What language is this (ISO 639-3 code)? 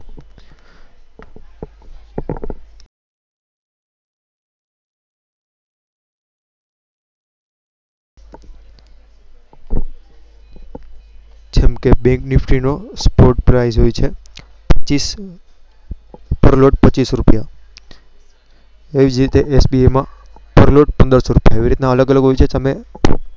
guj